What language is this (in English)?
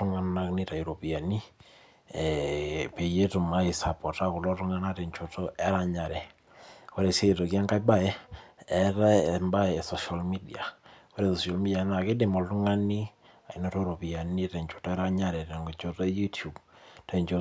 Masai